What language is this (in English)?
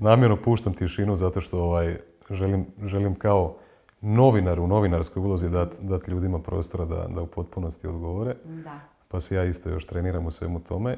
Croatian